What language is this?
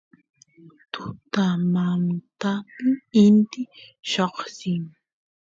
Santiago del Estero Quichua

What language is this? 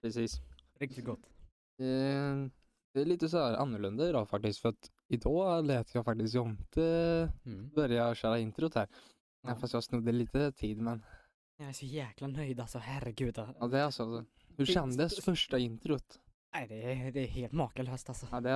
Swedish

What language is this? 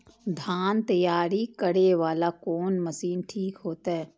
Maithili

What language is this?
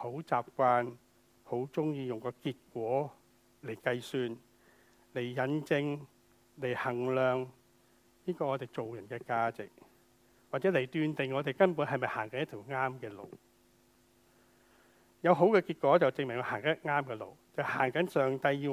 Chinese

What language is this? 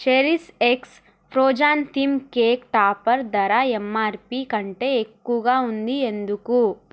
Telugu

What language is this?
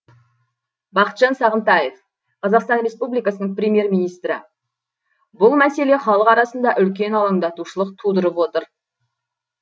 Kazakh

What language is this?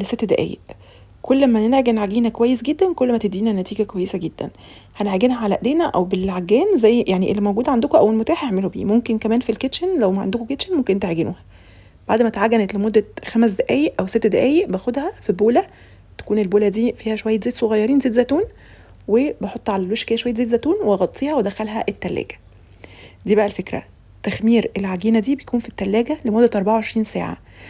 Arabic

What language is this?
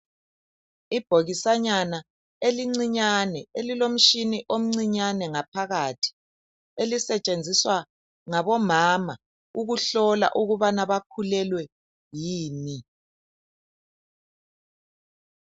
North Ndebele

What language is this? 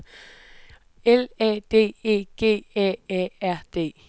Danish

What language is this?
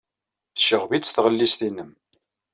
Kabyle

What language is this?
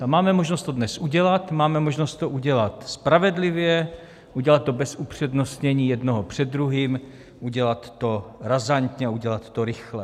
Czech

